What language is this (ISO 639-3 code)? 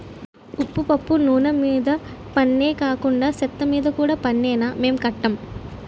tel